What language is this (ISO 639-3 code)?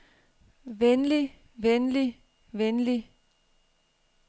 dan